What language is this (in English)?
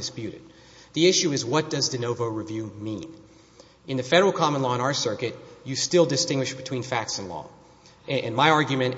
English